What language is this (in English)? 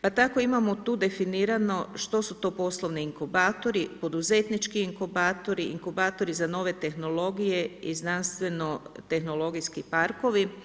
Croatian